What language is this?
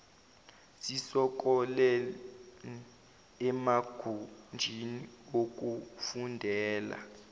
Zulu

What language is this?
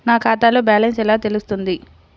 Telugu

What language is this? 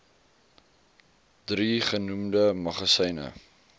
Afrikaans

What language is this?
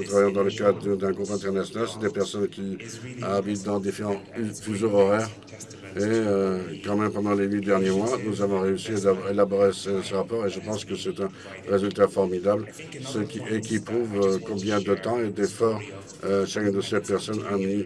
French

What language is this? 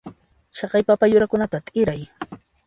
Puno Quechua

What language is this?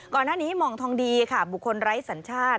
Thai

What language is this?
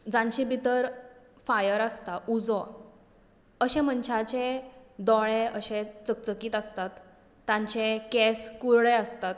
Konkani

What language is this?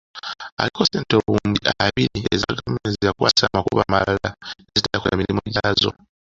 Ganda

